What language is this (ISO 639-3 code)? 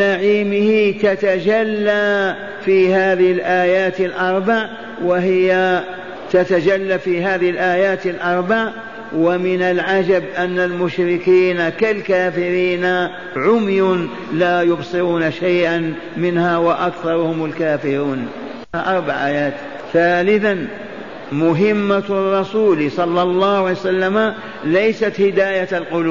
ara